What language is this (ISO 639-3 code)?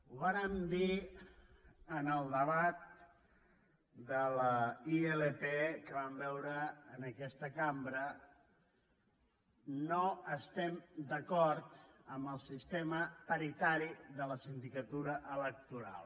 cat